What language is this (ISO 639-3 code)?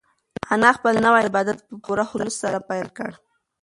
pus